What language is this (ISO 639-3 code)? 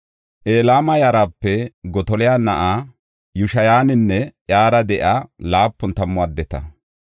gof